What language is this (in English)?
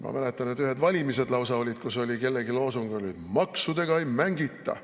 Estonian